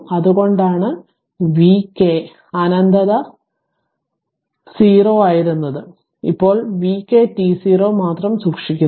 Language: Malayalam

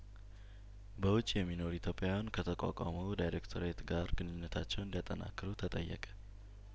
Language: Amharic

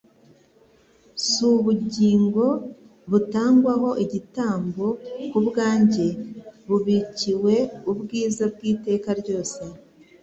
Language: Kinyarwanda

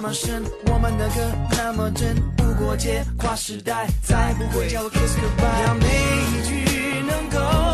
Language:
Chinese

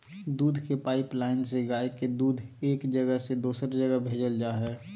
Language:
Magahi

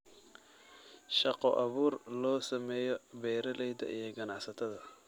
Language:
Somali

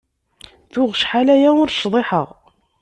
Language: Kabyle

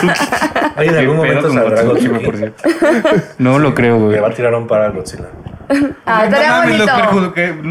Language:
Spanish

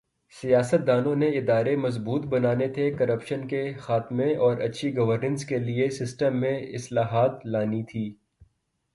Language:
Urdu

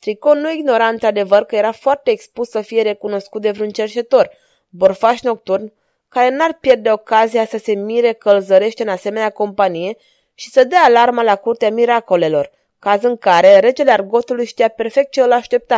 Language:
Romanian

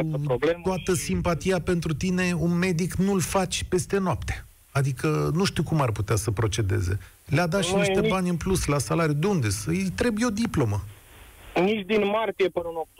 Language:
Romanian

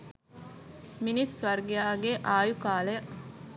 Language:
Sinhala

